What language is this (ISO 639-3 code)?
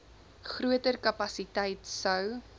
afr